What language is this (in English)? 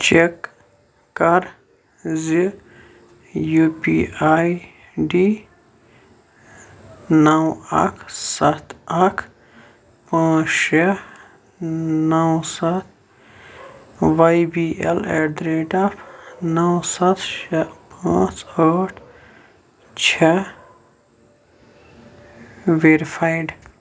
Kashmiri